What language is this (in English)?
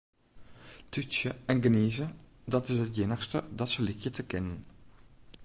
Western Frisian